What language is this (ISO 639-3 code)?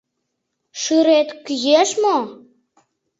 chm